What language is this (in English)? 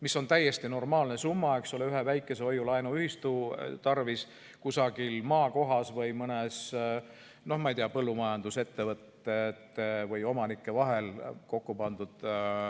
Estonian